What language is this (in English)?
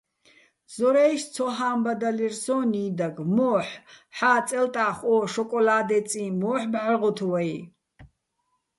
Bats